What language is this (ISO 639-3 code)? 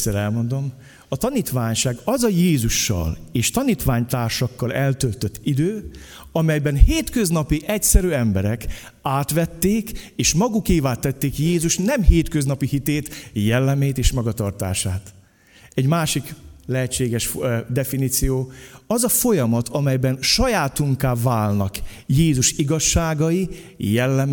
hun